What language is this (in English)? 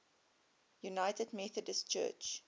English